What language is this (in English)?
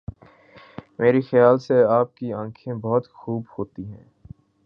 Urdu